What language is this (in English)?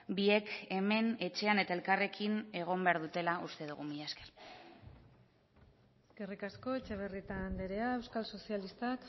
Basque